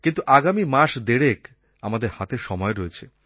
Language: Bangla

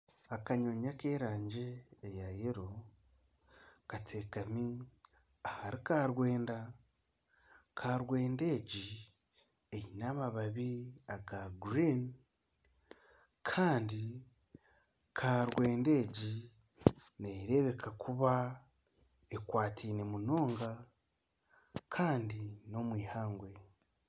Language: Nyankole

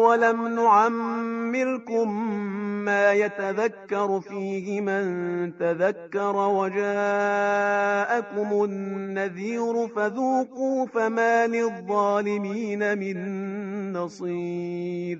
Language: Persian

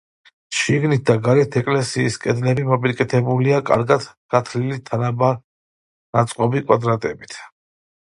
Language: Georgian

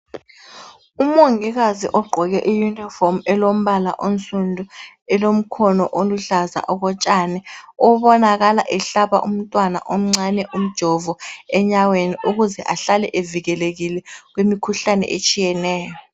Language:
North Ndebele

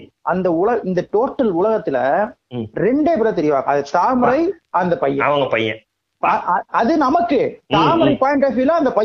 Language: Tamil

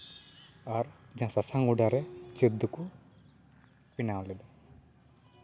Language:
Santali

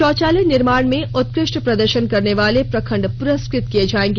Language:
Hindi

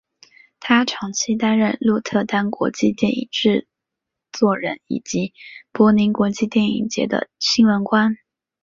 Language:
Chinese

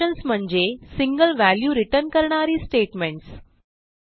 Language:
Marathi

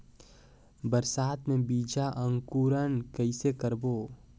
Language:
Chhattisgarhi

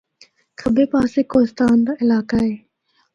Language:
Northern Hindko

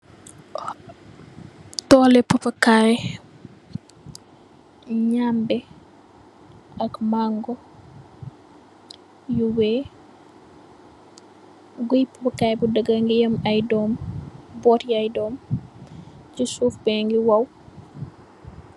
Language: Wolof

